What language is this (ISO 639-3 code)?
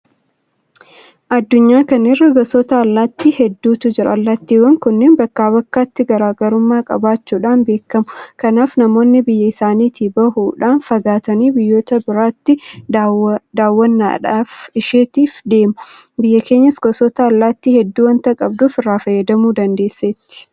orm